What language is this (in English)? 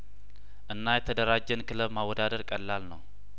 Amharic